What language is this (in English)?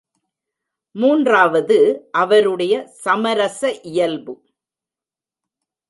Tamil